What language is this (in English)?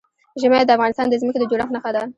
Pashto